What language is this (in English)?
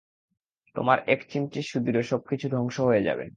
Bangla